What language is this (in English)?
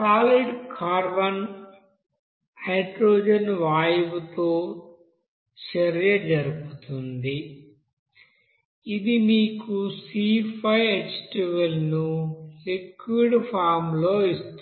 Telugu